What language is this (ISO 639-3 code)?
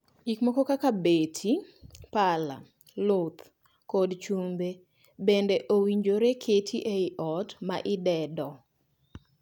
luo